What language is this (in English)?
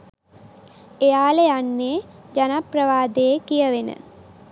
Sinhala